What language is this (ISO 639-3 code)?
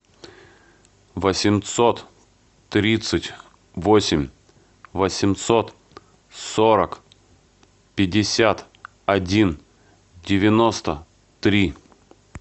rus